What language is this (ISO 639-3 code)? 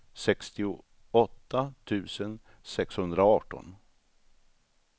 swe